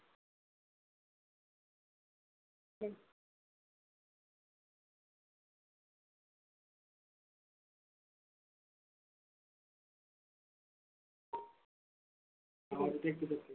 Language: Marathi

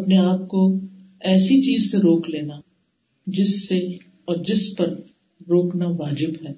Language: Urdu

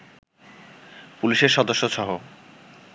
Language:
Bangla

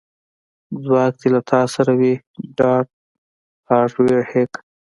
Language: Pashto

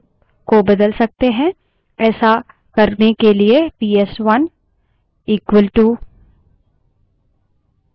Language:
Hindi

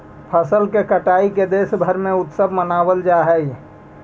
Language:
Magahi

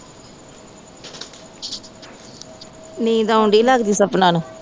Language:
Punjabi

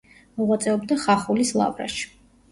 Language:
Georgian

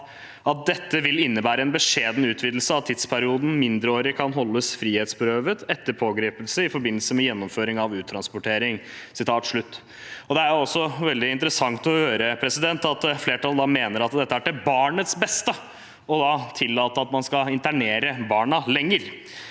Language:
Norwegian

